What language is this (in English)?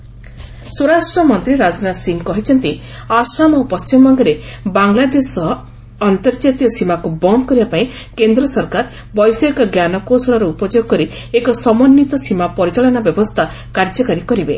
Odia